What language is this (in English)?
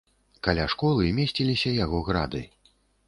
Belarusian